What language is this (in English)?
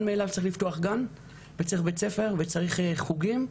Hebrew